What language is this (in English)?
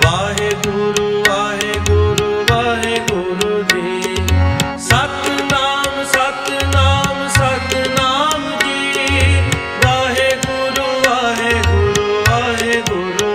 Arabic